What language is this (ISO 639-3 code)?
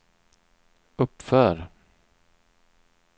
swe